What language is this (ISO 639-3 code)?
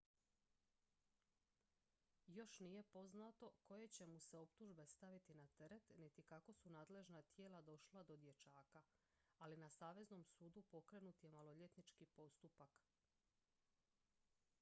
hrv